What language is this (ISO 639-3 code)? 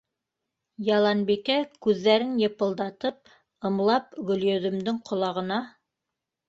bak